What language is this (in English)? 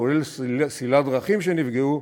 Hebrew